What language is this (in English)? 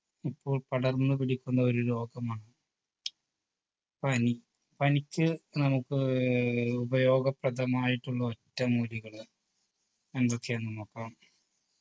Malayalam